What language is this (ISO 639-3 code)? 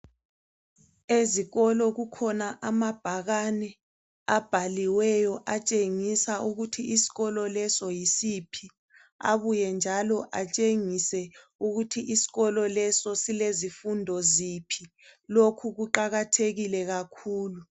nde